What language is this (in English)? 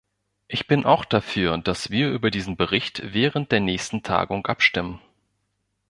German